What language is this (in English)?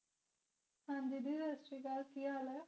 Punjabi